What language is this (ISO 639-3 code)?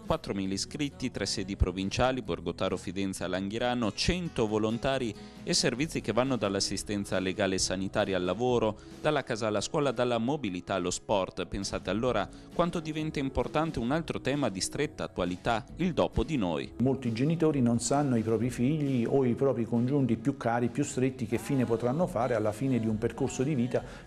ita